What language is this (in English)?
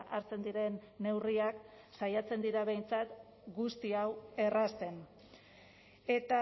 Basque